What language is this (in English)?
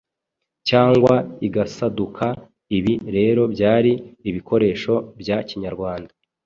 Kinyarwanda